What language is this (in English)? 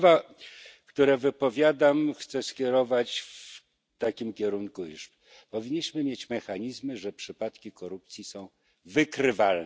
Polish